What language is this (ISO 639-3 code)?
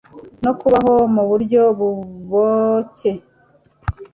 kin